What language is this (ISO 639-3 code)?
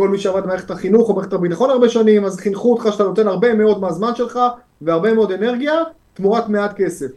heb